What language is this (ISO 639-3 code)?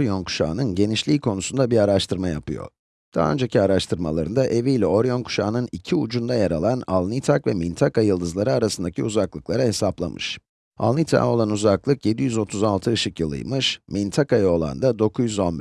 tur